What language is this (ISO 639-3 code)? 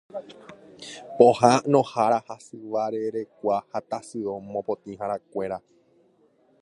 grn